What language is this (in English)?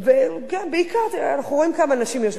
Hebrew